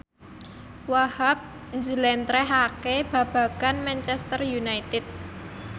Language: Javanese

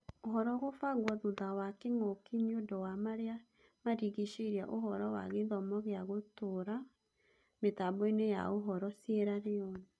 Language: Kikuyu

